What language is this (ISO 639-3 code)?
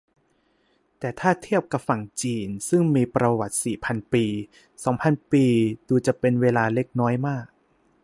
tha